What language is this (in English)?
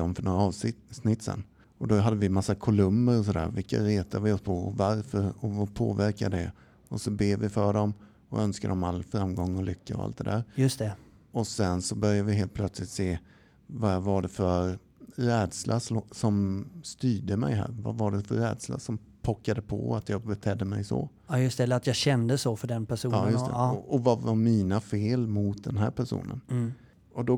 Swedish